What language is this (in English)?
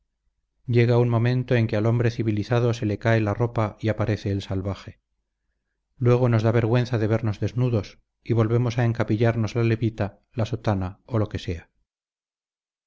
Spanish